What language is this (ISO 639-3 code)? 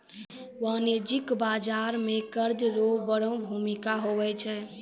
mai